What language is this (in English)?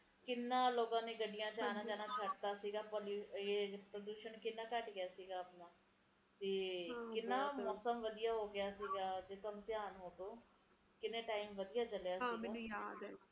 Punjabi